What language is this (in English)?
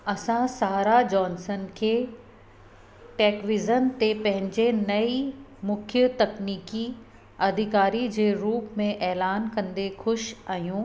Sindhi